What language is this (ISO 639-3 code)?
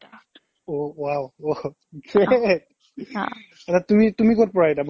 asm